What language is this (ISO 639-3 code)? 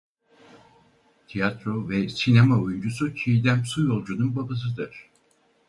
tur